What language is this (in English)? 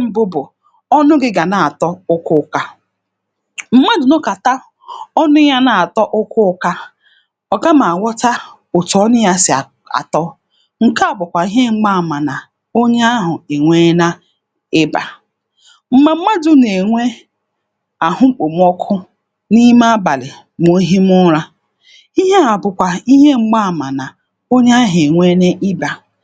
Igbo